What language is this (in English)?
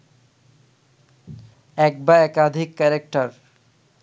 Bangla